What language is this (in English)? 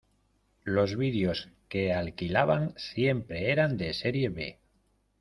Spanish